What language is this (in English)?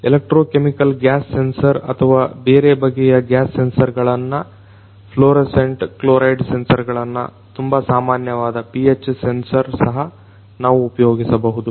Kannada